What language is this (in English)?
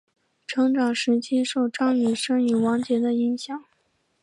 Chinese